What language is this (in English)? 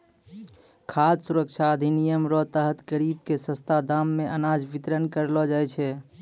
Maithili